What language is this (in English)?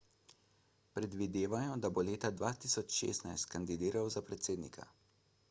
Slovenian